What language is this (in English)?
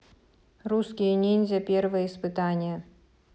Russian